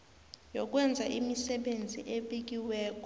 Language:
South Ndebele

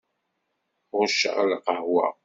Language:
Kabyle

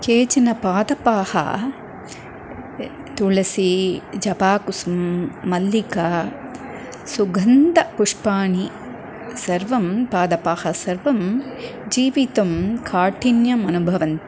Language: Sanskrit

